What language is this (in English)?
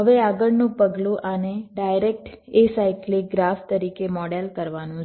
Gujarati